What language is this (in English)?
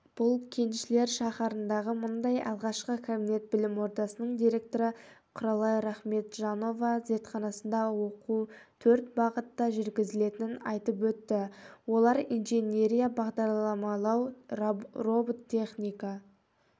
Kazakh